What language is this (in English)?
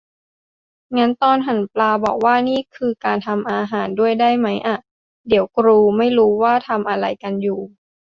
Thai